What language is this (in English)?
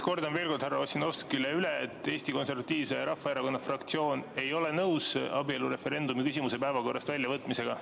Estonian